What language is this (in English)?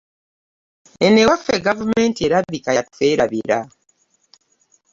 Ganda